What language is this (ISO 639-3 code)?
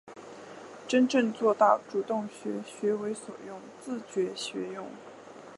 zho